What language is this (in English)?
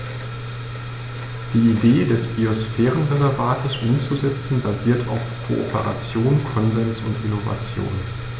German